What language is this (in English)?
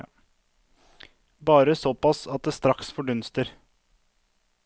Norwegian